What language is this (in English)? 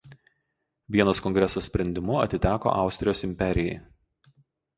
Lithuanian